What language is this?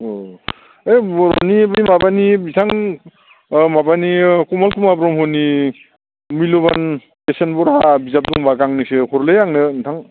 Bodo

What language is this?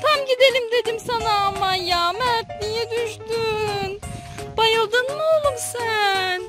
Turkish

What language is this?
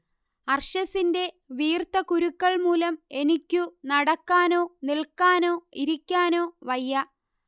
Malayalam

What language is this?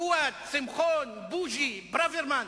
Hebrew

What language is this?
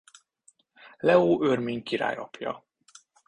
Hungarian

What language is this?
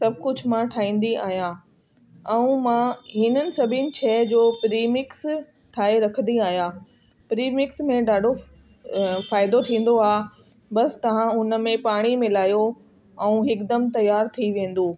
Sindhi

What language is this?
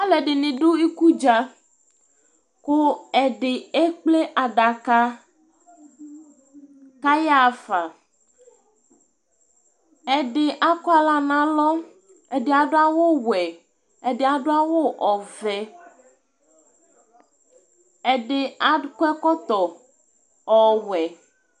Ikposo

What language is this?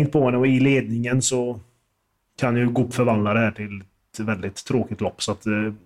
Swedish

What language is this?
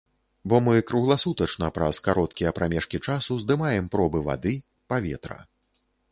Belarusian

